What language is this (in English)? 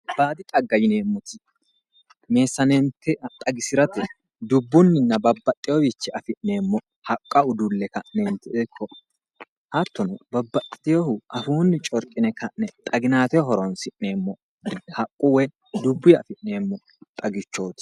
Sidamo